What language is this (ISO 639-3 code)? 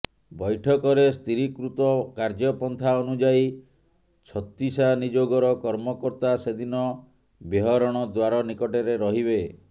ori